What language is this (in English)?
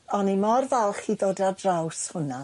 Welsh